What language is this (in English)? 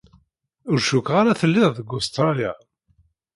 Kabyle